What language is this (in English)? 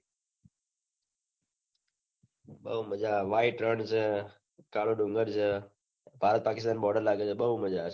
Gujarati